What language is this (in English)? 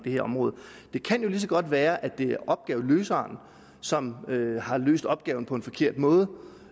Danish